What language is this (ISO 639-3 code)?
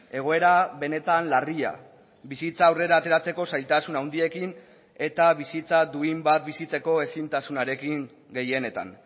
eus